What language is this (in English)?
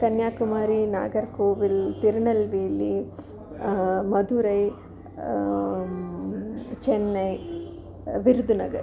Sanskrit